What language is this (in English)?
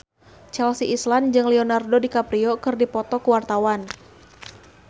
Sundanese